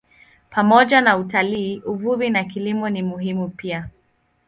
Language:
Swahili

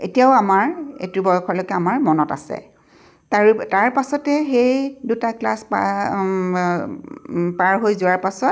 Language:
Assamese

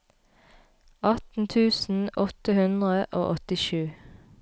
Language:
Norwegian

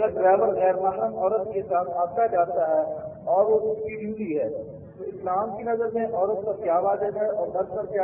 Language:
Urdu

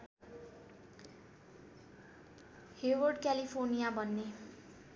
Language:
Nepali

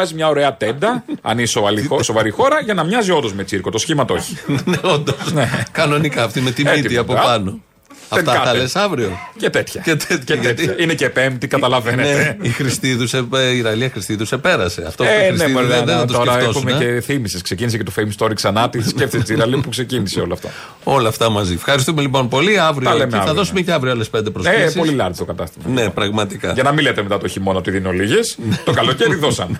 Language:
Greek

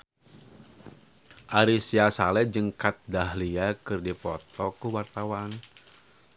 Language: Sundanese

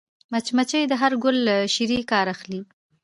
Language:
Pashto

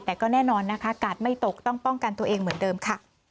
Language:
Thai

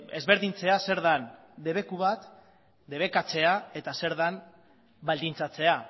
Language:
Basque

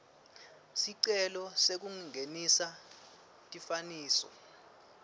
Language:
Swati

